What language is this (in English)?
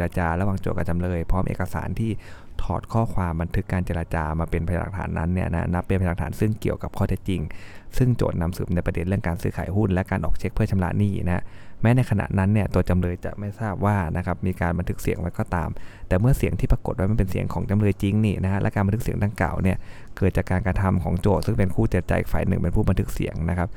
Thai